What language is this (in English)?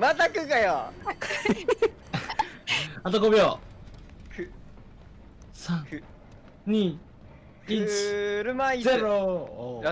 Japanese